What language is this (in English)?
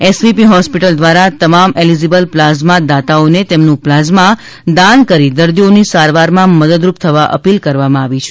Gujarati